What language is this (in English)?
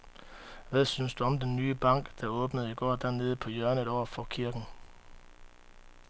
Danish